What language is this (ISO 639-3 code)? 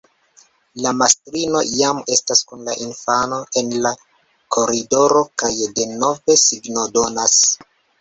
epo